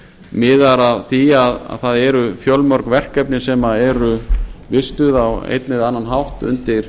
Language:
Icelandic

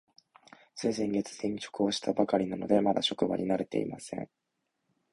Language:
Japanese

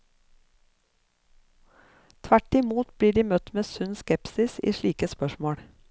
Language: Norwegian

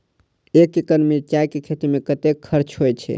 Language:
Maithili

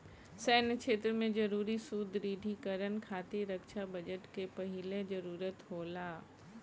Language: Bhojpuri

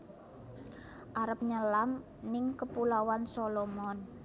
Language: Javanese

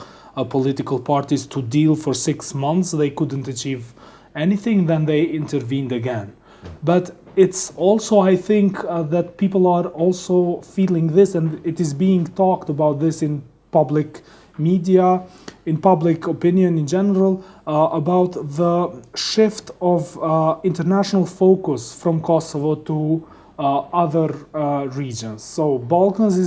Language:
English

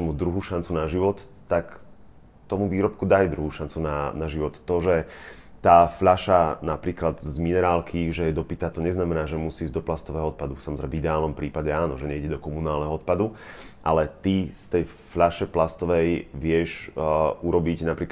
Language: Slovak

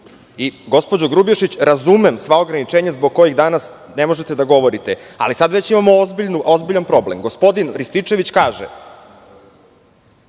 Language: Serbian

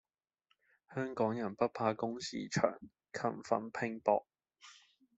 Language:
Cantonese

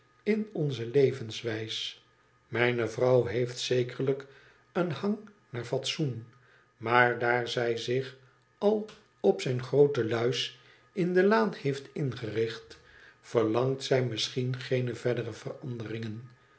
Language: Dutch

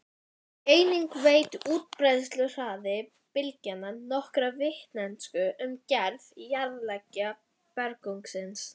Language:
Icelandic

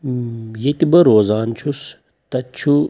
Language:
Kashmiri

